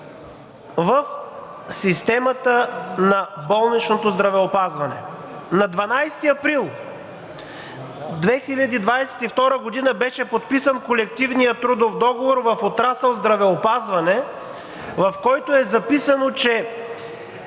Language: Bulgarian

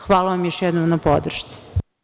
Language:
Serbian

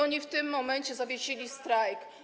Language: Polish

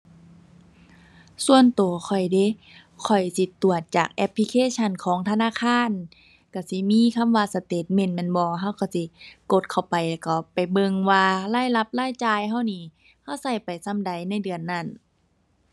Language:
Thai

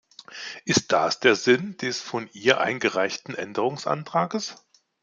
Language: German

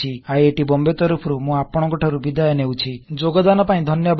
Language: Odia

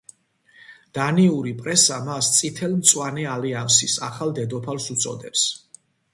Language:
Georgian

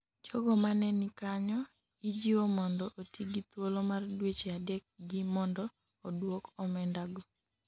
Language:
Luo (Kenya and Tanzania)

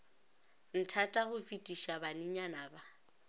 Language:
Northern Sotho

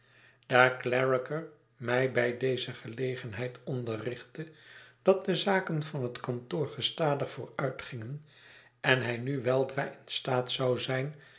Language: Dutch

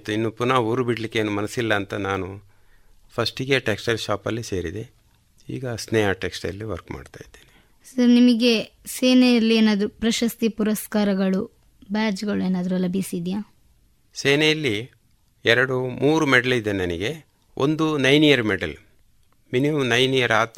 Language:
Kannada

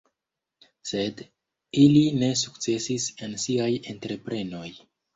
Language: Esperanto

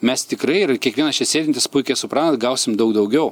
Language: Lithuanian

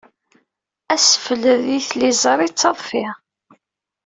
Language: Kabyle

